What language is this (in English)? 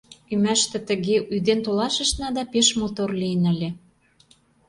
Mari